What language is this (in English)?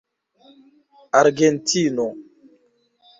Esperanto